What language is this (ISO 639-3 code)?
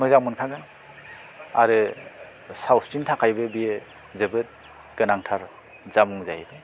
brx